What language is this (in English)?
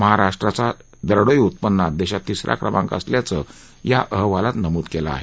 Marathi